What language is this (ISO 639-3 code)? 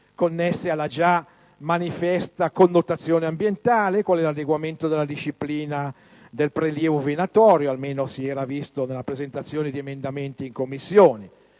ita